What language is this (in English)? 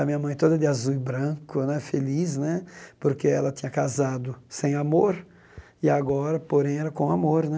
Portuguese